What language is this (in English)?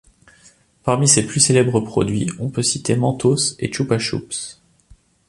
French